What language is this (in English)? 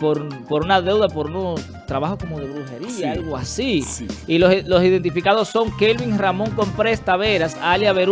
Spanish